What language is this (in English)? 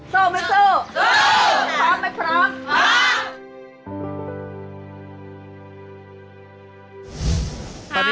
Thai